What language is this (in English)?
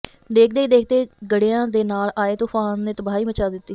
Punjabi